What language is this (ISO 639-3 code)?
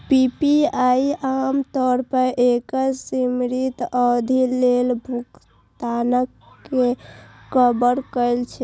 mai